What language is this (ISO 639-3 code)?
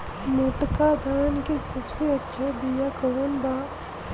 bho